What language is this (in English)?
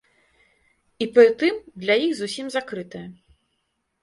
Belarusian